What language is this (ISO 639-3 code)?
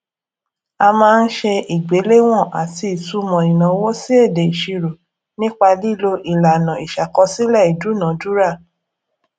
yor